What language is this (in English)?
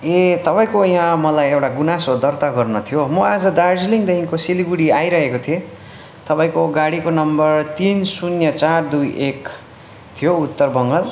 Nepali